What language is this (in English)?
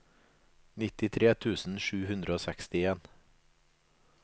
Norwegian